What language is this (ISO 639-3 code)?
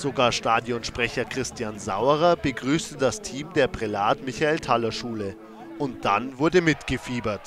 deu